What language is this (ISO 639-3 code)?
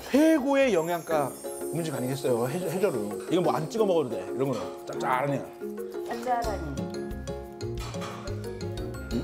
kor